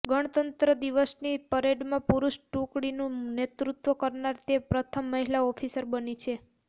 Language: Gujarati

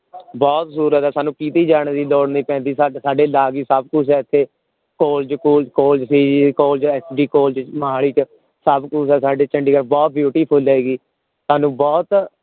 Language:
Punjabi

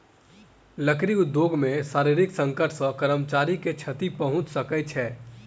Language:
Maithili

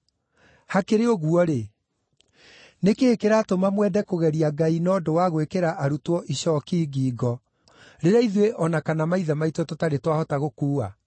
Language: Kikuyu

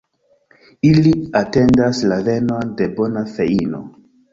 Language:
Esperanto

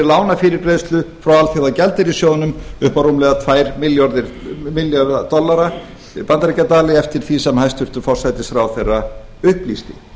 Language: Icelandic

